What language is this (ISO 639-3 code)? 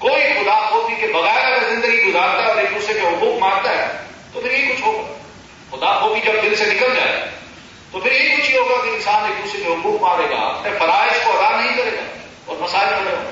urd